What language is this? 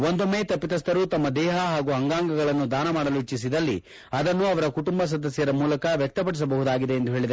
Kannada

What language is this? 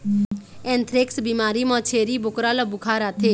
Chhattisgarhi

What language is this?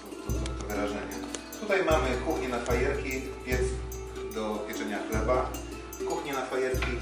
Polish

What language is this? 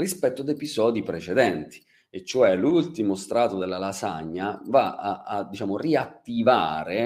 Italian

